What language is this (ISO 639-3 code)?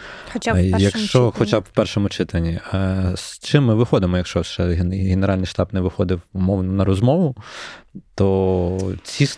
ukr